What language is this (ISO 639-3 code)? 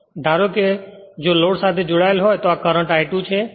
guj